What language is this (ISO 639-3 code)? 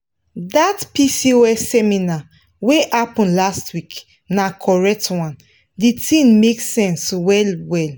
pcm